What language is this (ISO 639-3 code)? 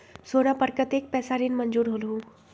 mag